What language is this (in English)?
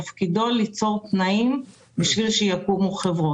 Hebrew